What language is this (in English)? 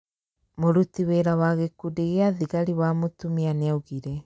Kikuyu